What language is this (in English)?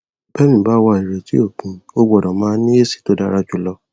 Yoruba